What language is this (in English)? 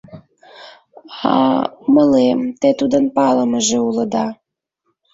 Mari